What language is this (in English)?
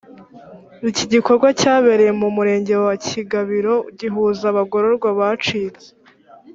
Kinyarwanda